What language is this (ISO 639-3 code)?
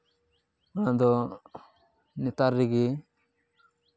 sat